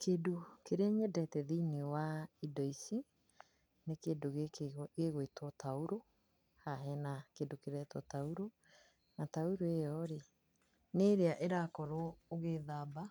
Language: Kikuyu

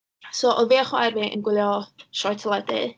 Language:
Welsh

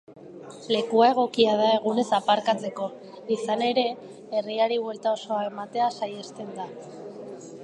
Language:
Basque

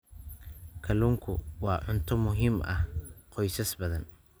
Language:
Somali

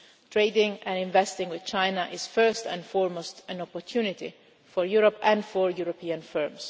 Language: English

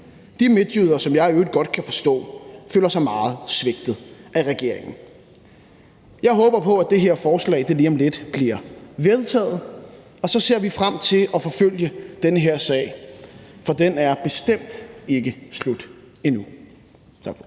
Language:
Danish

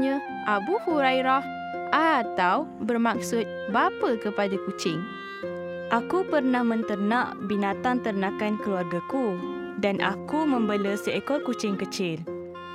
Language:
Malay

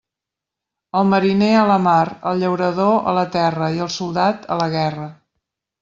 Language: Catalan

